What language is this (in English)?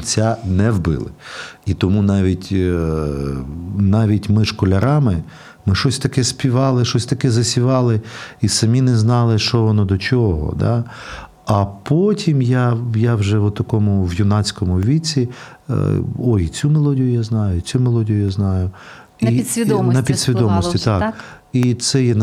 Ukrainian